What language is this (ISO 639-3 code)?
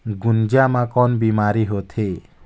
hne